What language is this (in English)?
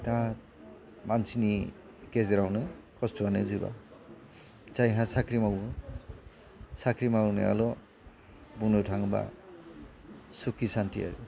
Bodo